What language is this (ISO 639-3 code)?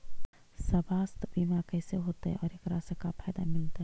mag